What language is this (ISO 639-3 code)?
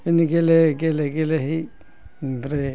brx